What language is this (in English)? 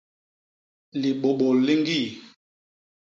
Basaa